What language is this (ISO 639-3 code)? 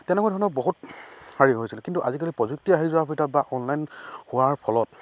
asm